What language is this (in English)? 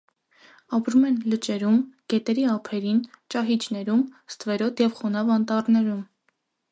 Armenian